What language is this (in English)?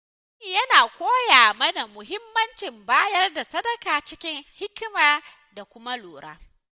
Hausa